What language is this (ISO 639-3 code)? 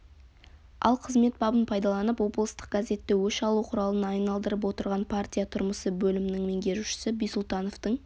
kaz